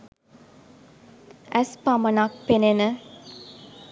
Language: Sinhala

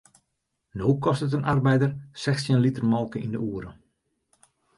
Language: Western Frisian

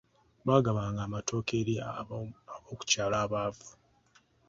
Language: Ganda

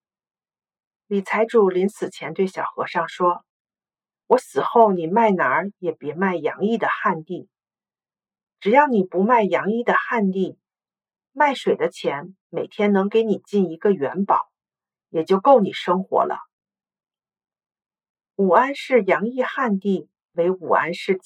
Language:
Chinese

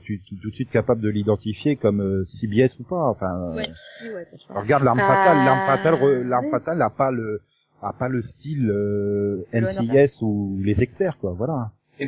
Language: French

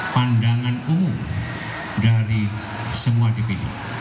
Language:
Indonesian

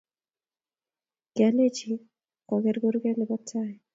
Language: Kalenjin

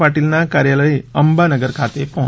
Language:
Gujarati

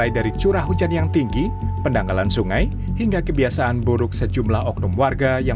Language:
Indonesian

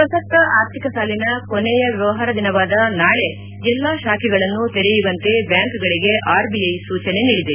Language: Kannada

